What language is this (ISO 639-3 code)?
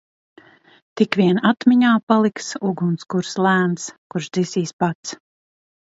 lav